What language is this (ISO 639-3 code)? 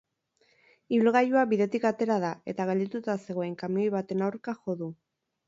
eus